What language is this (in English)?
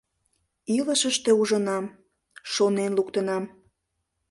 Mari